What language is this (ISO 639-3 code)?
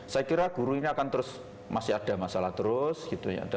ind